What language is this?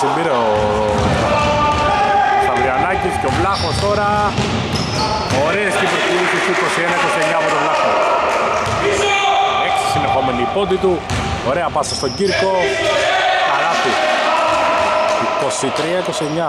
Greek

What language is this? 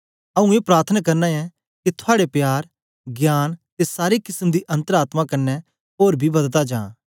Dogri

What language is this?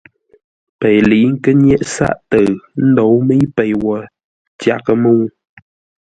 Ngombale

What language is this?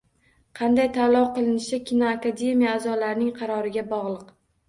Uzbek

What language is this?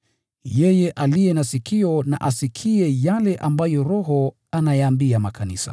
Swahili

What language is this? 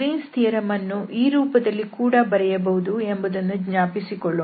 Kannada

